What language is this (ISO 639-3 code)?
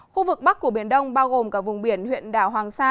vie